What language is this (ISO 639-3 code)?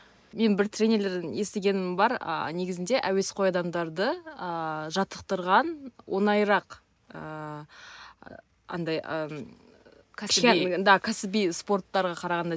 kaz